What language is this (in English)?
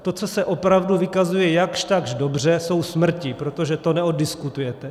Czech